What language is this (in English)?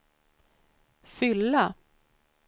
Swedish